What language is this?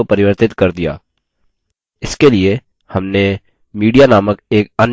Hindi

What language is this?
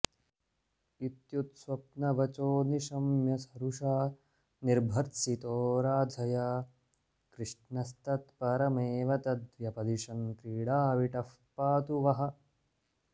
Sanskrit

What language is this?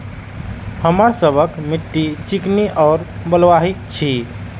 Maithili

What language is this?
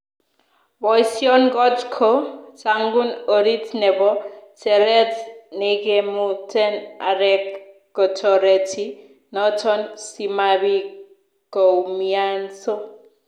Kalenjin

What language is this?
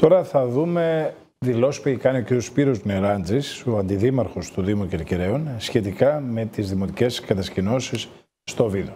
Greek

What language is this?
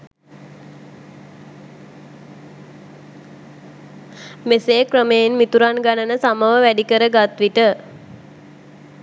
Sinhala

